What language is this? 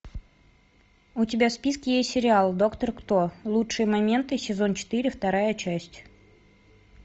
Russian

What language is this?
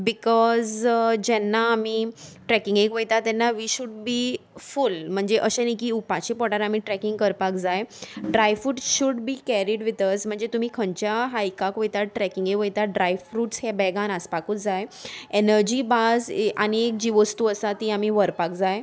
Konkani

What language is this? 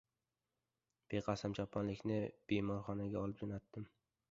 Uzbek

